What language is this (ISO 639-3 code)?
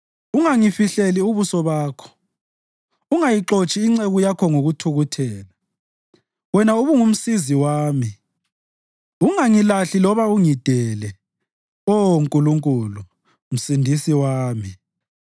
nde